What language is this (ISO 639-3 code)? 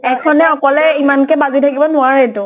asm